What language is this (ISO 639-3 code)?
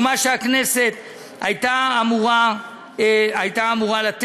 heb